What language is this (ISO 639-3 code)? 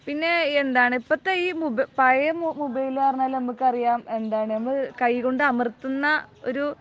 mal